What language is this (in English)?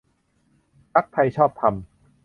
Thai